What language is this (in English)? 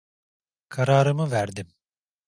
Turkish